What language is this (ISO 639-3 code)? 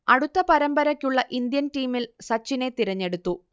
mal